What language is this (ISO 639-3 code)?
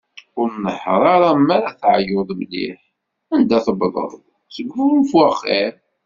kab